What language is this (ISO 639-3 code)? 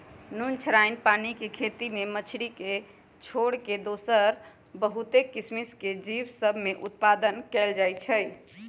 mag